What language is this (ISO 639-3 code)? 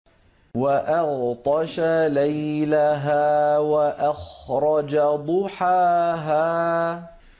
ara